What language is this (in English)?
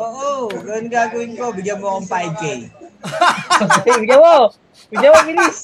Filipino